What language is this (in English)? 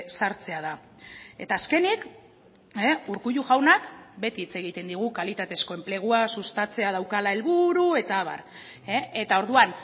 Basque